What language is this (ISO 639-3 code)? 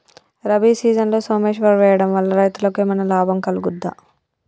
tel